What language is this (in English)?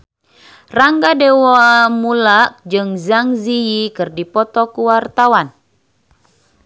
Sundanese